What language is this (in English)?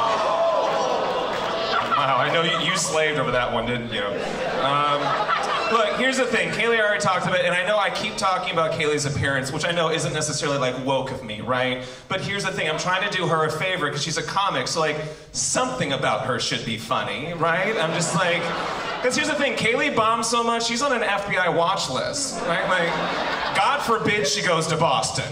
English